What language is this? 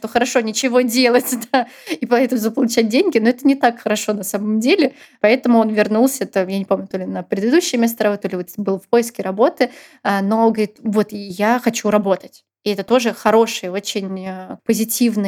Russian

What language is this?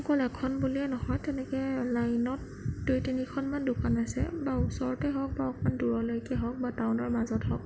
Assamese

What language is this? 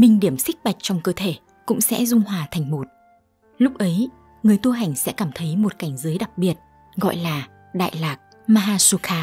Vietnamese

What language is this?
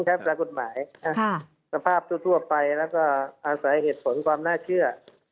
Thai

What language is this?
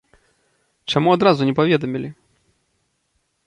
Belarusian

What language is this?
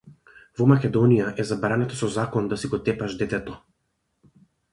Macedonian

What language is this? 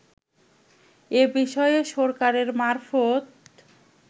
Bangla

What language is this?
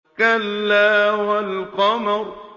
Arabic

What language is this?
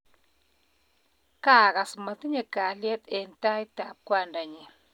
Kalenjin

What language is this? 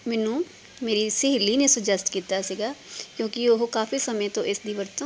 Punjabi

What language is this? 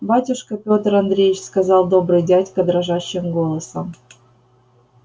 Russian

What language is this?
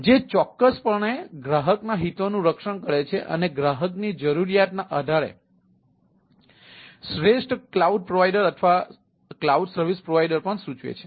Gujarati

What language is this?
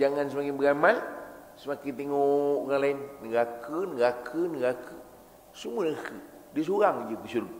Malay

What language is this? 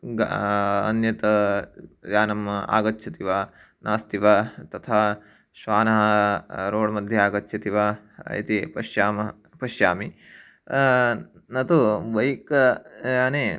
Sanskrit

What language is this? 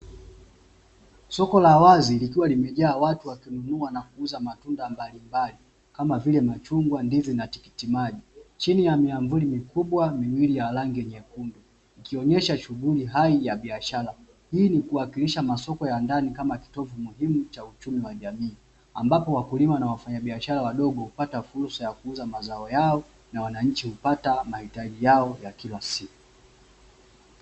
Swahili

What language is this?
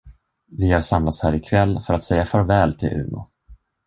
Swedish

